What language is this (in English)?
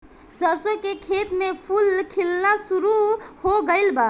Bhojpuri